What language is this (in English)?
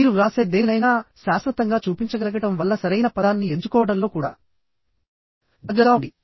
Telugu